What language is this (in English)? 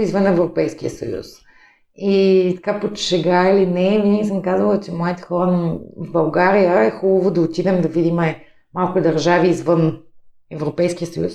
Bulgarian